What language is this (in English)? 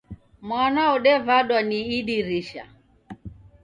Taita